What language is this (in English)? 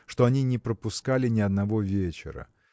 Russian